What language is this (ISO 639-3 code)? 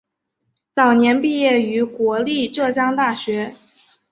zho